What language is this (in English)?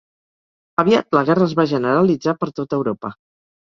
Catalan